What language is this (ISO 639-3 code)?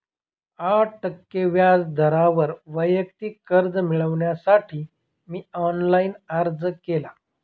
mar